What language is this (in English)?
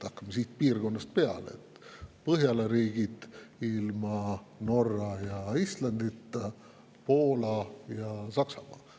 Estonian